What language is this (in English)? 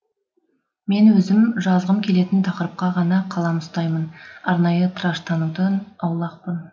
Kazakh